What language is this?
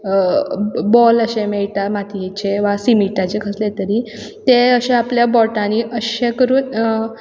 Konkani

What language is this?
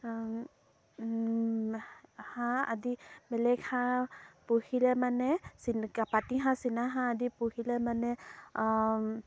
Assamese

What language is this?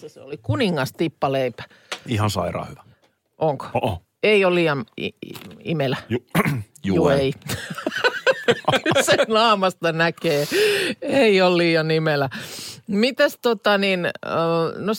Finnish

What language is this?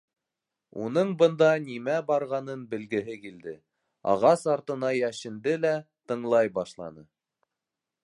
Bashkir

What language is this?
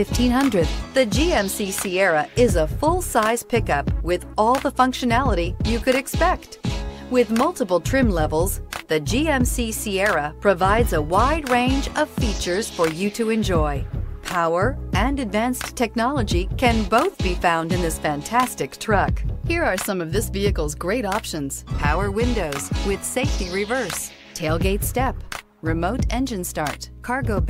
English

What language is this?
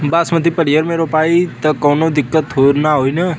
Bhojpuri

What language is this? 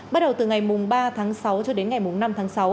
Vietnamese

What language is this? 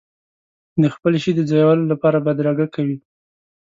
Pashto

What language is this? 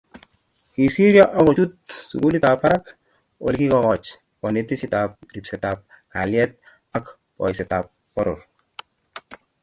Kalenjin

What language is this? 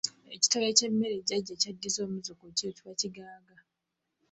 Ganda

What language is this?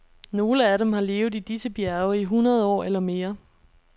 Danish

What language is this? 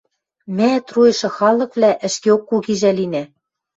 Western Mari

